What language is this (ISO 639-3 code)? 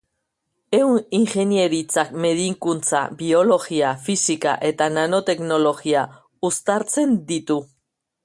eus